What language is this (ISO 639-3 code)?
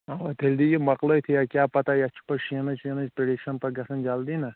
kas